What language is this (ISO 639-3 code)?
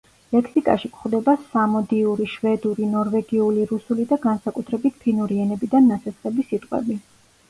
kat